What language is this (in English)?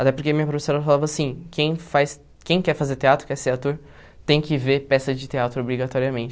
Portuguese